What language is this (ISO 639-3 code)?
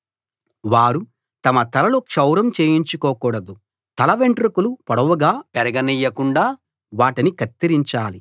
tel